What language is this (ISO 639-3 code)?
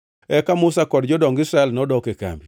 luo